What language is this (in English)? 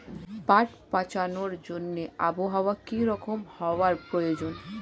Bangla